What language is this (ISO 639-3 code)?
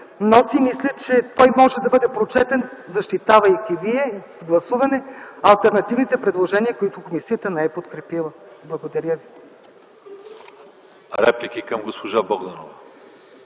bul